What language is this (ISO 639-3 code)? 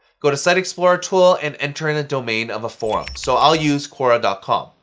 eng